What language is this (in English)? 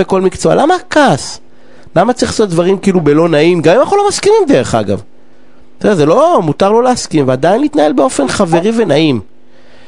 Hebrew